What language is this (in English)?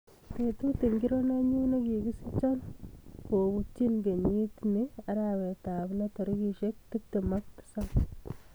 Kalenjin